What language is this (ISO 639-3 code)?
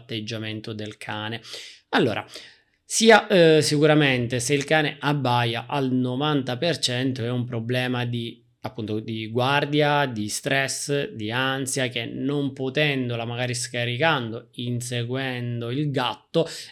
ita